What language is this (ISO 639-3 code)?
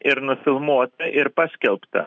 lit